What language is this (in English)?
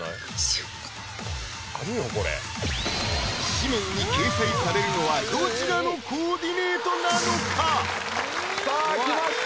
Japanese